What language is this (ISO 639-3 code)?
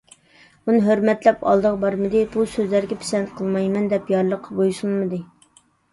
uig